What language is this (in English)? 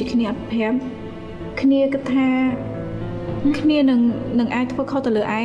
Vietnamese